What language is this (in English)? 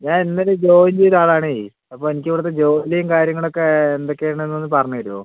Malayalam